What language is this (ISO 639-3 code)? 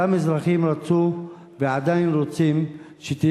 heb